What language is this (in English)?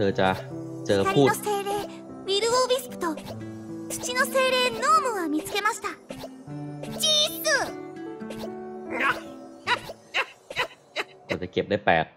Thai